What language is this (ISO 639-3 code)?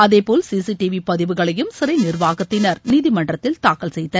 tam